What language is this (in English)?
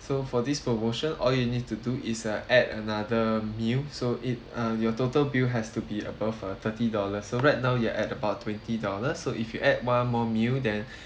English